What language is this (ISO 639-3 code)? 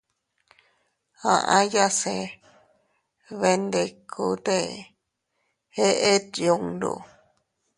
cut